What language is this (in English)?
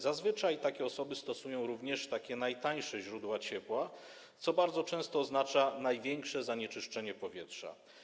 Polish